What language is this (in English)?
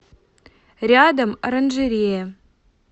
Russian